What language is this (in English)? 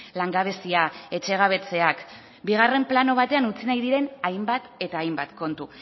Basque